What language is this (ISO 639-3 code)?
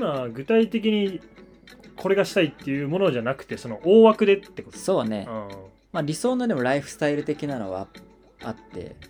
jpn